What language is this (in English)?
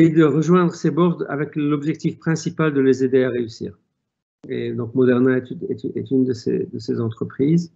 French